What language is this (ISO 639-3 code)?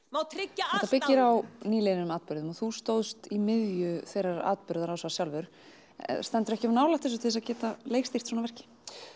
isl